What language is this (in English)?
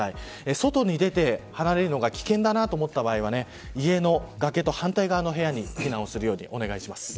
Japanese